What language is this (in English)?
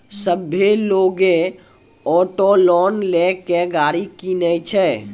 Maithili